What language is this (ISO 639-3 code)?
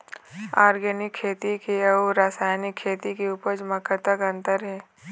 hne